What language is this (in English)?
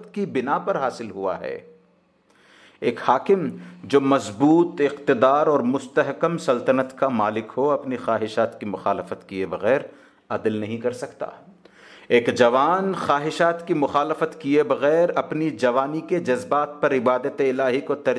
Hindi